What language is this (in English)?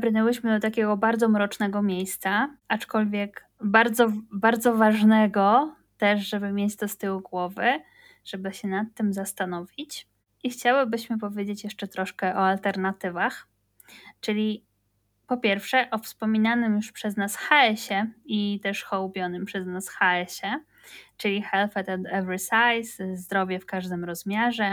Polish